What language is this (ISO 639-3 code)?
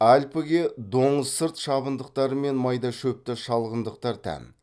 kaz